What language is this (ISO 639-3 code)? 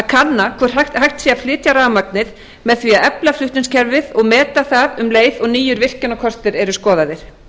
isl